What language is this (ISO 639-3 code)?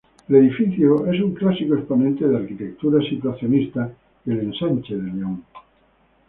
spa